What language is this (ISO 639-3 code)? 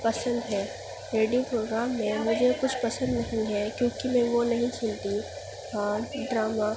urd